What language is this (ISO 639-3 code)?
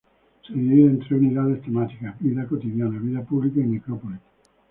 spa